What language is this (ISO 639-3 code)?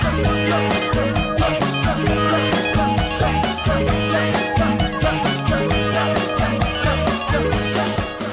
tha